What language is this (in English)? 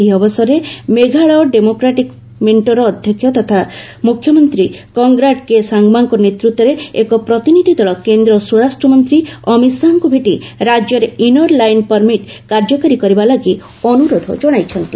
Odia